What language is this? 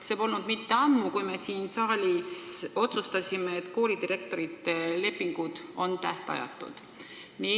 Estonian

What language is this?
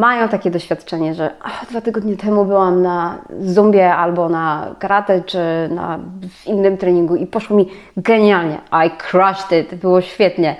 Polish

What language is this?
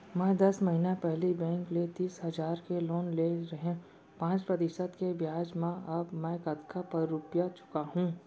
Chhattisgarhi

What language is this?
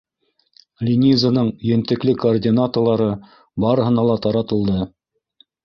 Bashkir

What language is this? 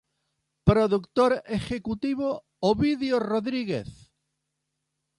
Spanish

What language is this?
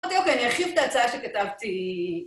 Hebrew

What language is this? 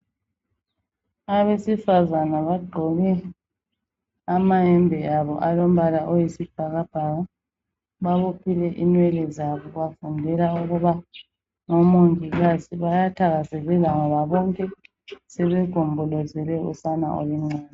North Ndebele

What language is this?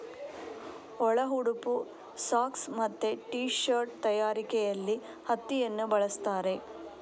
Kannada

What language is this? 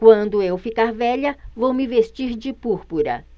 Portuguese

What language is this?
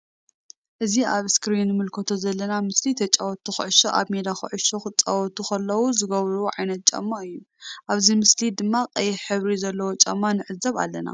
Tigrinya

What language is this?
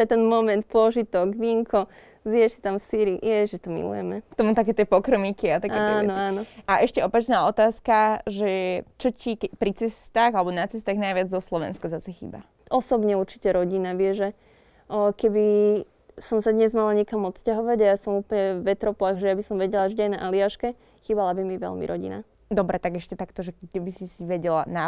Slovak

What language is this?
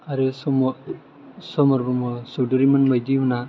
Bodo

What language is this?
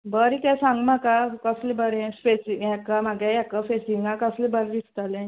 Konkani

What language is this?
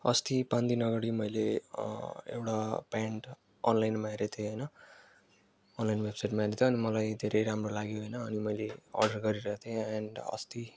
Nepali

